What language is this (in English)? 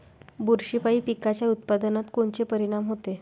Marathi